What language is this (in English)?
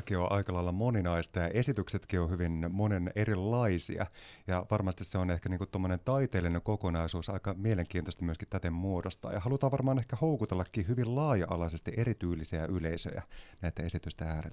Finnish